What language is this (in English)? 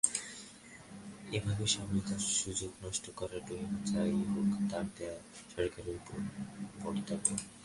Bangla